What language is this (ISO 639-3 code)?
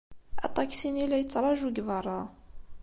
kab